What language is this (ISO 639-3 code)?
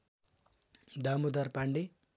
nep